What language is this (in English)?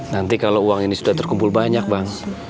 Indonesian